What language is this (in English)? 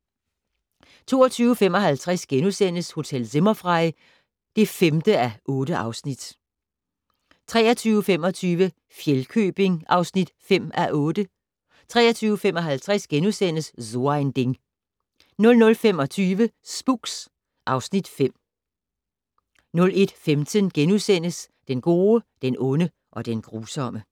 Danish